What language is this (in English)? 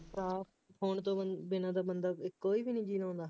Punjabi